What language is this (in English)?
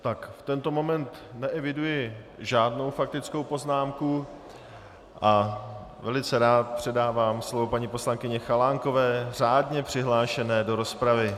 Czech